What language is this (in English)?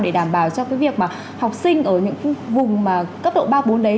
Vietnamese